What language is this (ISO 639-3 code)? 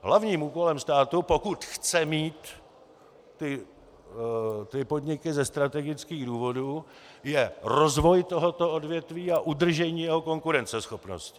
ces